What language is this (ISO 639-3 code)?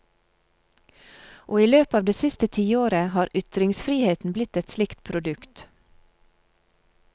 nor